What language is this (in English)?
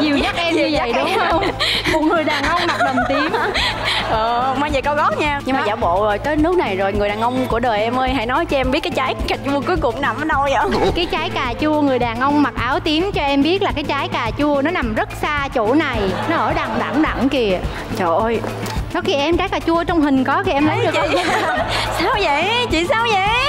Vietnamese